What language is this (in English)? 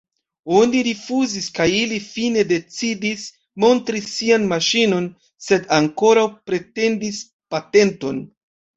Esperanto